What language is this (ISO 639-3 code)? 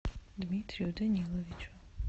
rus